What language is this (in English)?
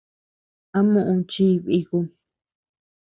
Tepeuxila Cuicatec